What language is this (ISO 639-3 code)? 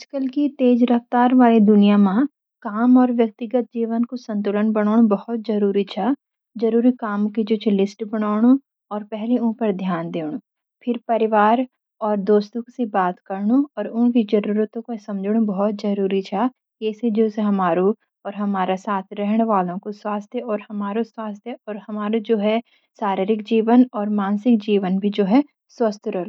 gbm